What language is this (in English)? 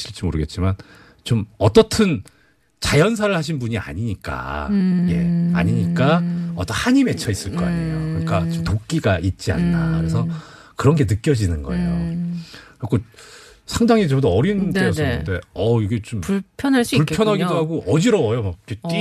Korean